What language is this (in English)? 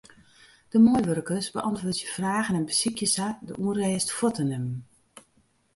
Western Frisian